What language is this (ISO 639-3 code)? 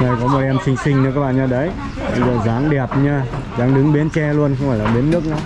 vie